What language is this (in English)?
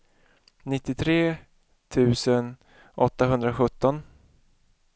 Swedish